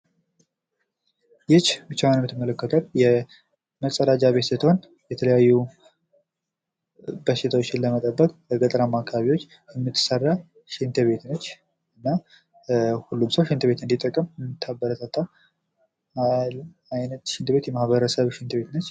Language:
Amharic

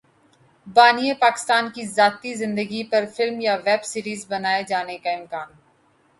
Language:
Urdu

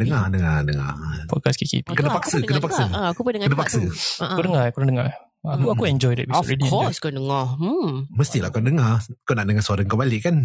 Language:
Malay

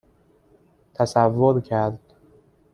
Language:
Persian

